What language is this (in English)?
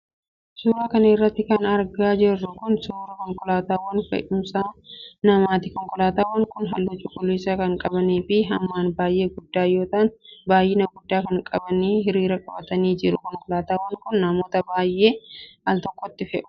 Oromo